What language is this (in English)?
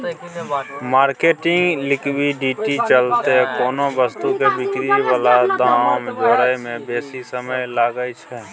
Maithili